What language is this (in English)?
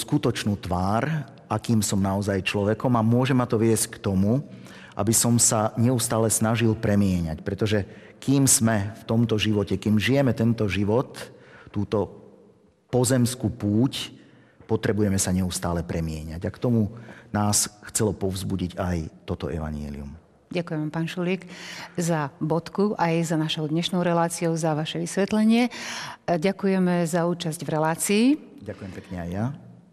Slovak